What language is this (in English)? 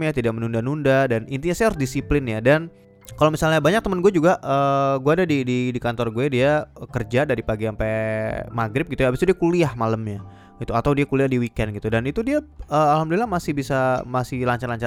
Indonesian